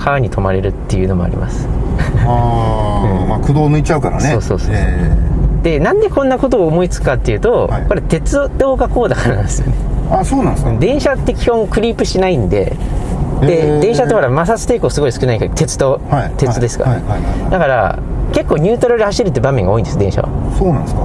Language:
Japanese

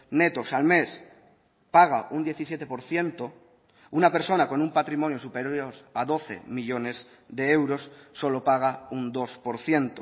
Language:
Spanish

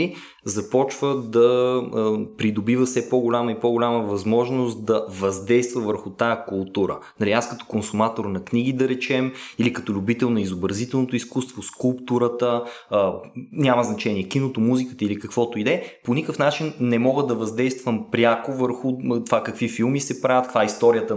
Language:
Bulgarian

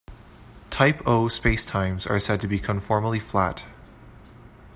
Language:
English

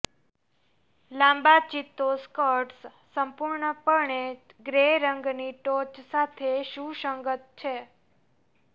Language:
Gujarati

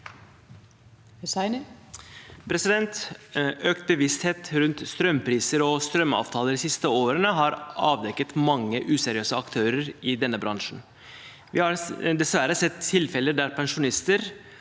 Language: Norwegian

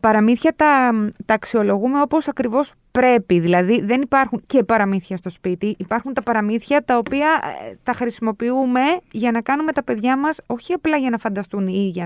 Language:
Greek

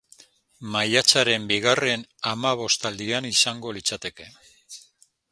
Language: Basque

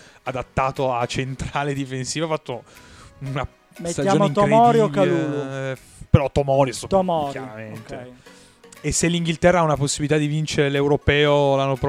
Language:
Italian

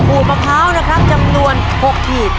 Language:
Thai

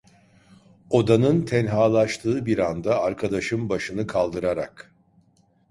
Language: Turkish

